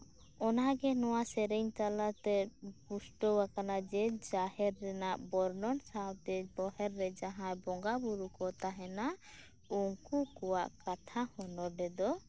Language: Santali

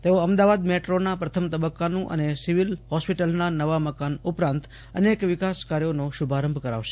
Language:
Gujarati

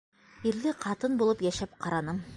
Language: Bashkir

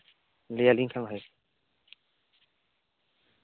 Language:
Santali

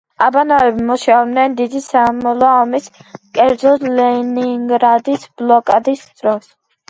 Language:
Georgian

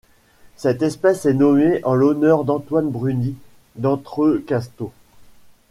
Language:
French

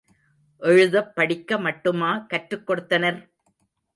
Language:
Tamil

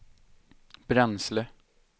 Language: Swedish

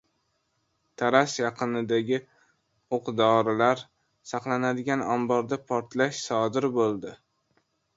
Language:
Uzbek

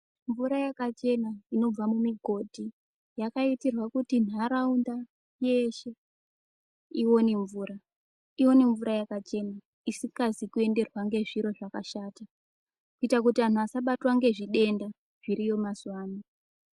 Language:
Ndau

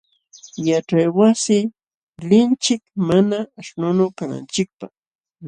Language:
Jauja Wanca Quechua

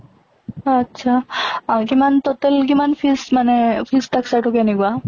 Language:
Assamese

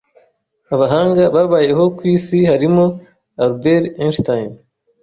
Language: Kinyarwanda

